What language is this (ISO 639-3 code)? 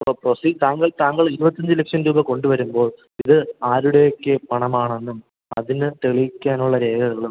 mal